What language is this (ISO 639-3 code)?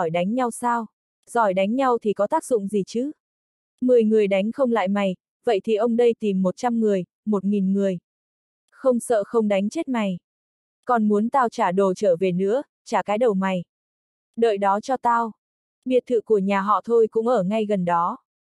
vie